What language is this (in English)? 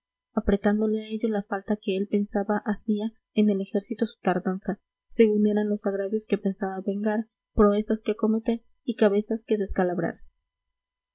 Spanish